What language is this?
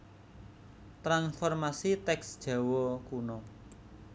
Javanese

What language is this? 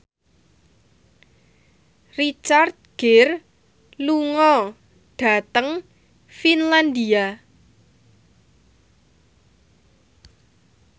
Javanese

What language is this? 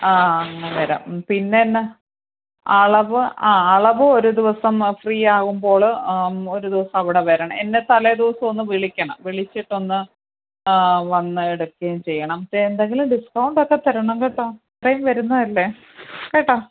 Malayalam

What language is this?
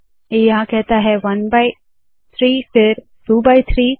Hindi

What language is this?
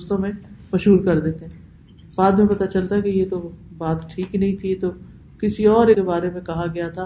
Urdu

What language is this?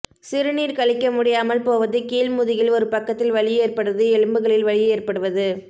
Tamil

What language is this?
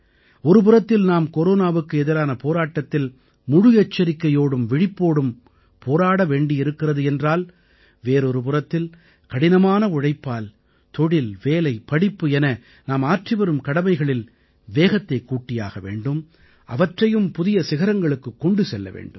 Tamil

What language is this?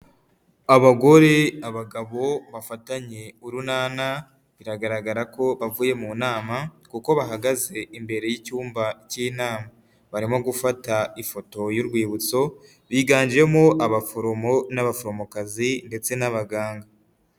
Kinyarwanda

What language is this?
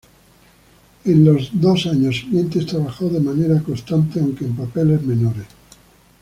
Spanish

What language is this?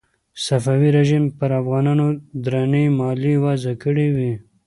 Pashto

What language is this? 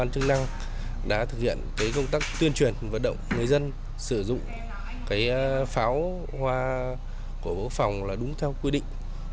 Vietnamese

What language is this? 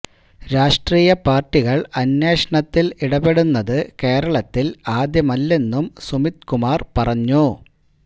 Malayalam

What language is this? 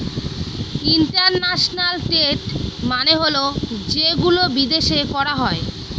Bangla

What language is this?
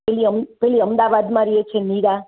Gujarati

